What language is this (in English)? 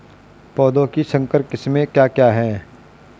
Hindi